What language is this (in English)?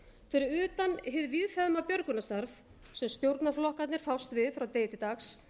Icelandic